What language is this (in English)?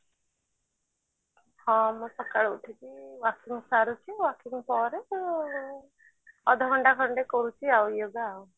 Odia